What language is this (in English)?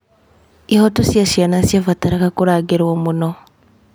Kikuyu